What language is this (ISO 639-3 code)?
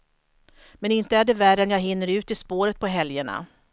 swe